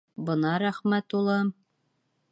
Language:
Bashkir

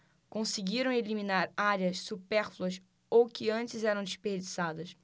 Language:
Portuguese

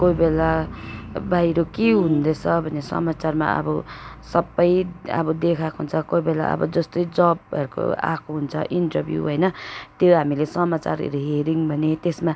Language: Nepali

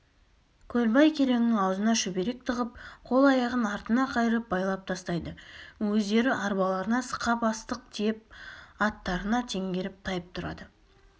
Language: Kazakh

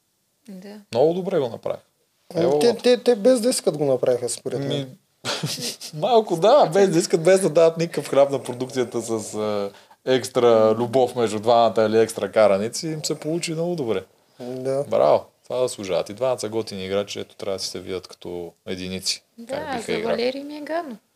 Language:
Bulgarian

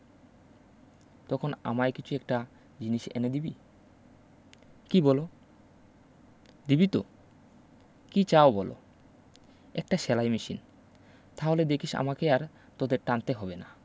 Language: Bangla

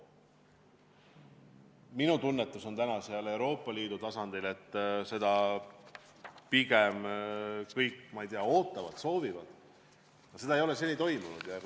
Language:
Estonian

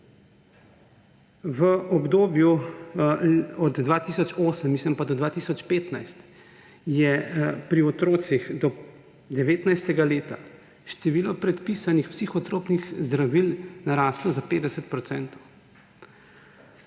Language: Slovenian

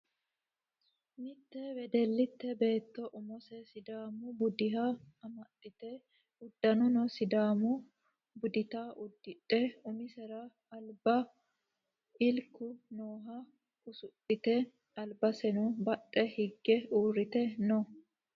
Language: Sidamo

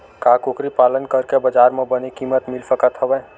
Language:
Chhattisgarhi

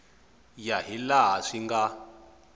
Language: Tsonga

